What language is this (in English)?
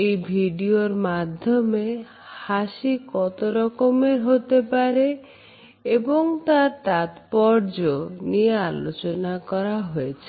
Bangla